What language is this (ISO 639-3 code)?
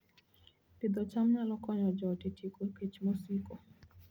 luo